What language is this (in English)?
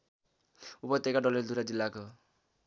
Nepali